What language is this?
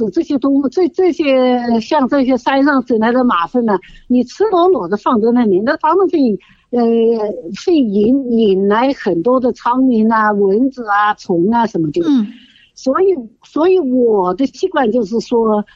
Chinese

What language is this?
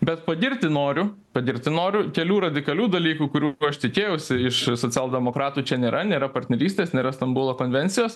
Lithuanian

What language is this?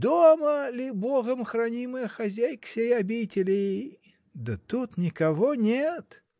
Russian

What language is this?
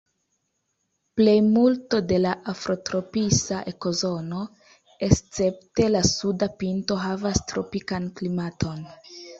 Esperanto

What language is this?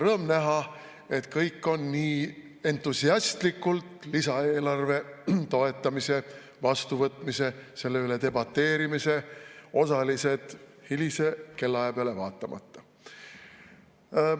Estonian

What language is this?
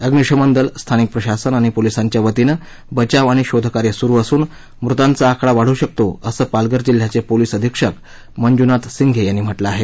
Marathi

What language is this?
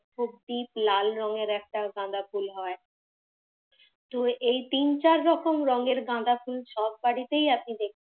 Bangla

